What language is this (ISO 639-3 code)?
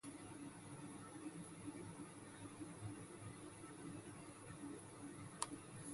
ibb